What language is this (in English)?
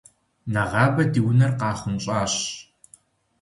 Kabardian